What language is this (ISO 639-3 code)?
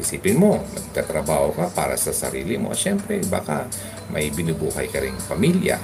fil